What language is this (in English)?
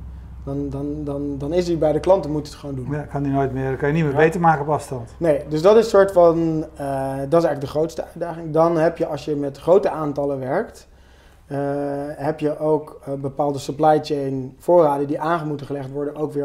Dutch